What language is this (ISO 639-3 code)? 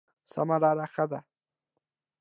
pus